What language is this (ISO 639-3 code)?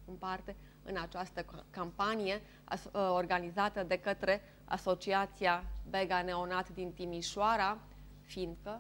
ron